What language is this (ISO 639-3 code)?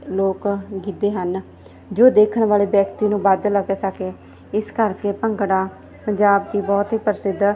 pan